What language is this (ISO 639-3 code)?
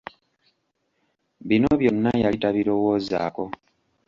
lug